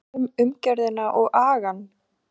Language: Icelandic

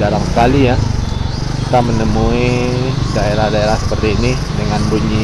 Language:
Indonesian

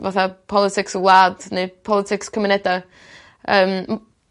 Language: Welsh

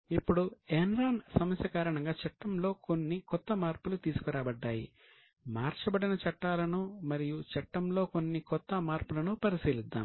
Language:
Telugu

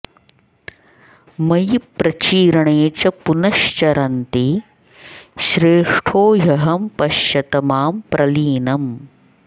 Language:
Sanskrit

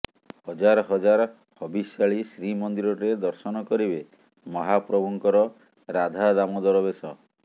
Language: Odia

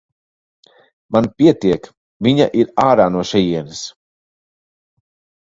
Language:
Latvian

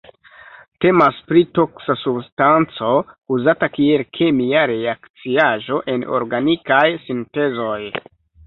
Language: Esperanto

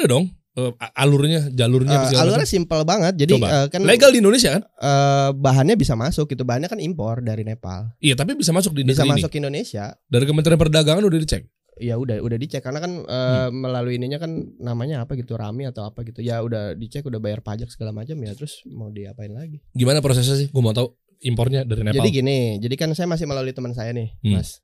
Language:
Indonesian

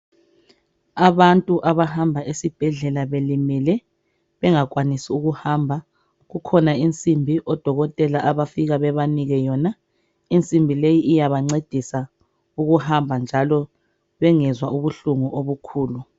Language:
North Ndebele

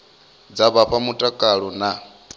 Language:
Venda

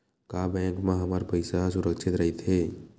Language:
Chhattisgarhi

